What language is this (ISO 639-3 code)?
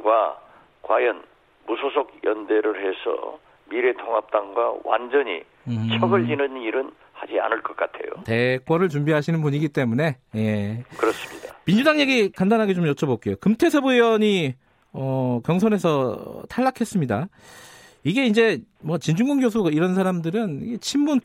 kor